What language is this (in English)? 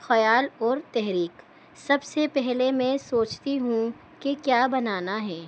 Urdu